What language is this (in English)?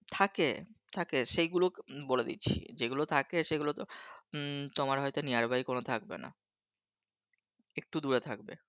Bangla